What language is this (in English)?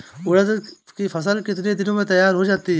Hindi